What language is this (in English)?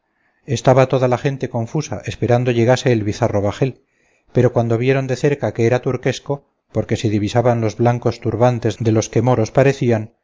Spanish